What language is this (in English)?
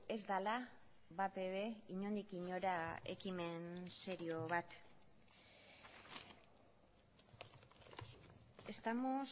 Basque